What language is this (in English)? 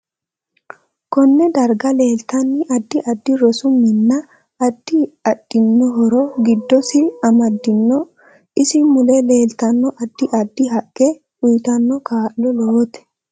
Sidamo